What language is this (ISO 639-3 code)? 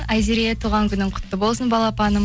kaz